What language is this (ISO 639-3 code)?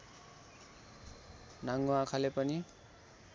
nep